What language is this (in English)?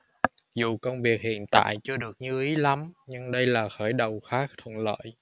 Vietnamese